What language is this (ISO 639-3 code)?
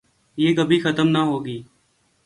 urd